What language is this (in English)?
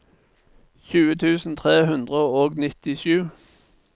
Norwegian